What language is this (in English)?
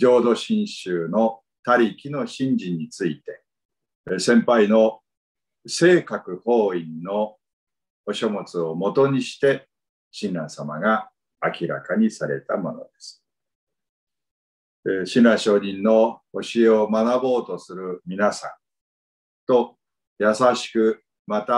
Japanese